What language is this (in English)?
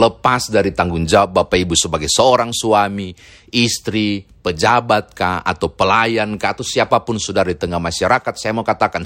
Indonesian